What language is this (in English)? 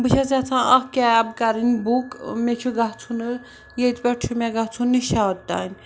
Kashmiri